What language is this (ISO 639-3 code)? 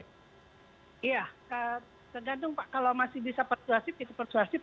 ind